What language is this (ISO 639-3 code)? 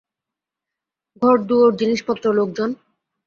ben